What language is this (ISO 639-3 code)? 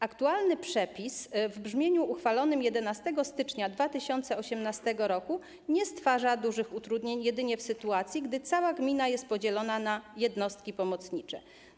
pol